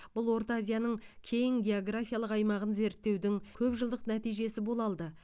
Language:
Kazakh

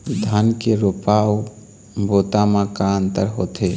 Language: Chhattisgarhi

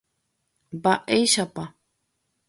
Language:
Guarani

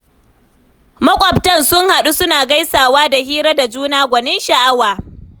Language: Hausa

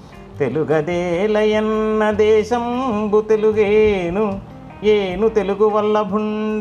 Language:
Telugu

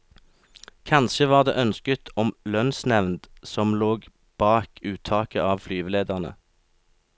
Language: Norwegian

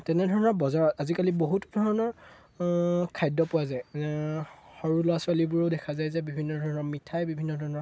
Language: Assamese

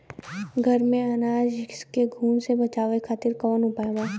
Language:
Bhojpuri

